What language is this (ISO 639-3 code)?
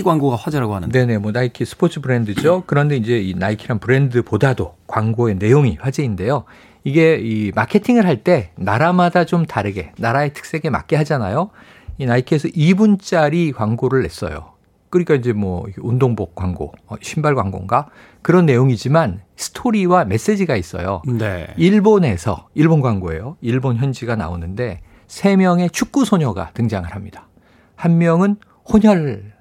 kor